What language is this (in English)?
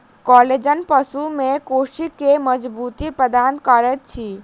Maithili